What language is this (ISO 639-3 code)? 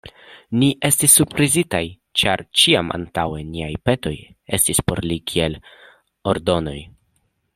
epo